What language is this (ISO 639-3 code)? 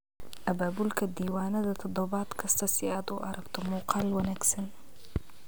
som